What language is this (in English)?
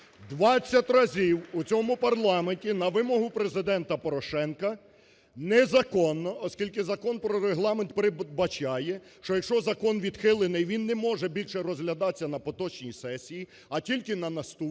Ukrainian